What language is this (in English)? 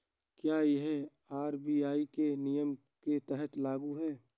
Hindi